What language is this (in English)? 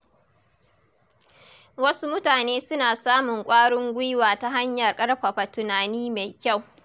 Hausa